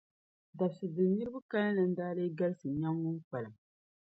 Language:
Dagbani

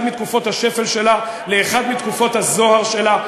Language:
Hebrew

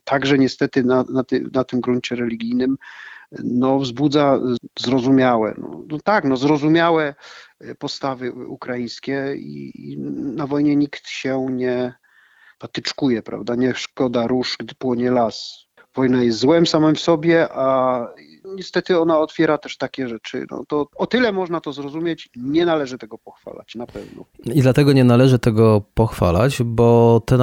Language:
Polish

